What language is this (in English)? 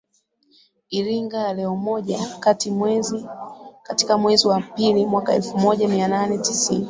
Swahili